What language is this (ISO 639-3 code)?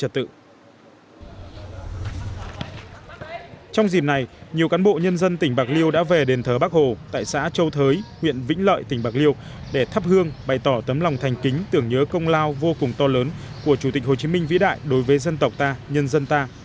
vie